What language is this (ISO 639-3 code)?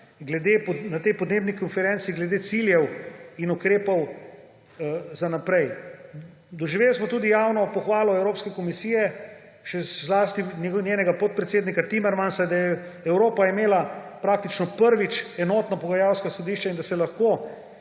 slv